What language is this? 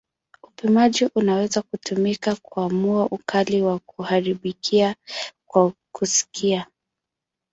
Swahili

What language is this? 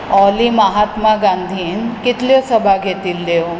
Konkani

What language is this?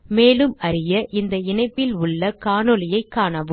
Tamil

